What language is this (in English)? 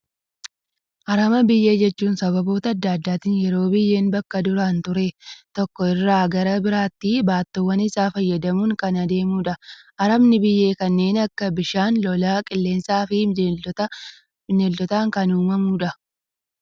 Oromo